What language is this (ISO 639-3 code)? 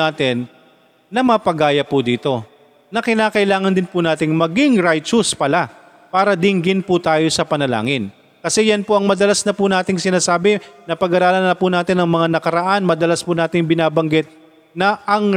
fil